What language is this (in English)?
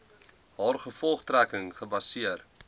Afrikaans